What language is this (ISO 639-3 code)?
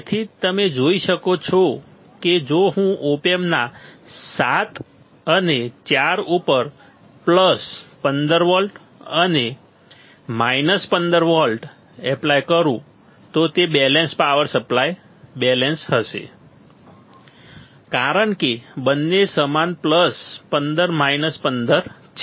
guj